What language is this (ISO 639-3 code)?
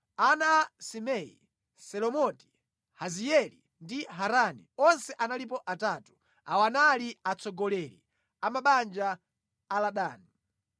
nya